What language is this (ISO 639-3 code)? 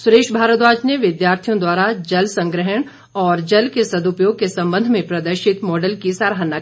hin